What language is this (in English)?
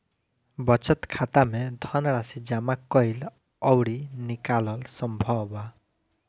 Bhojpuri